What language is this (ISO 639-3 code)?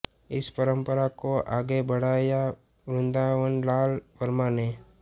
hin